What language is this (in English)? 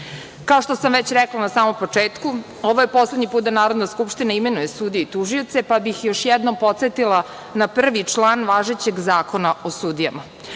Serbian